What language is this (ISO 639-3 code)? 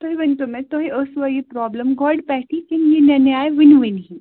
kas